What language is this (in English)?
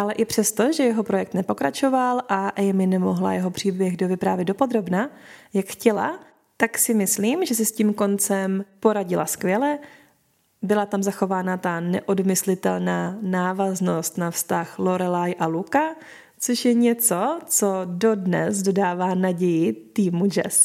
Czech